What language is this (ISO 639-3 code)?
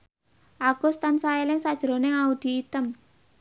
jav